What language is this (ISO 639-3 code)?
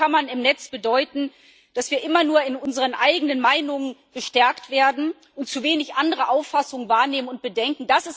deu